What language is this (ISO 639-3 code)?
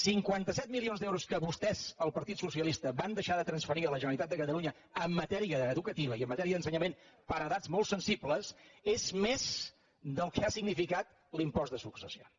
cat